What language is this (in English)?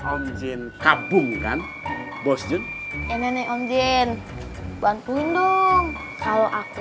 Indonesian